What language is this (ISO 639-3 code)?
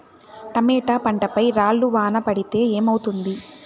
tel